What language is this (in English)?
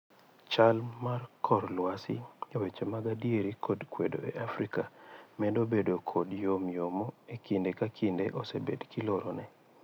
Luo (Kenya and Tanzania)